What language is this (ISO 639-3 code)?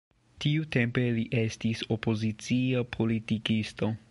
epo